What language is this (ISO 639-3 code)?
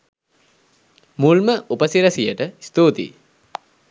sin